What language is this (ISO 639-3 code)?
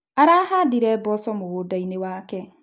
kik